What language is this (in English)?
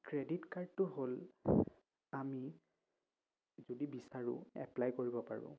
Assamese